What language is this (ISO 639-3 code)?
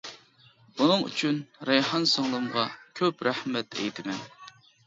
uig